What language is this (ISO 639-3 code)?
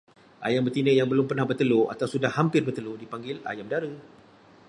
msa